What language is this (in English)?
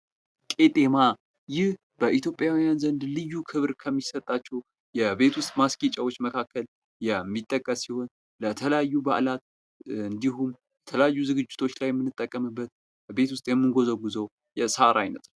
Amharic